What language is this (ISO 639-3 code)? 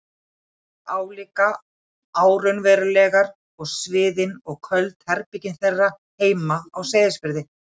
isl